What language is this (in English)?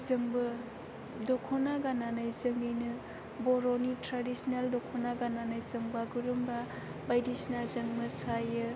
Bodo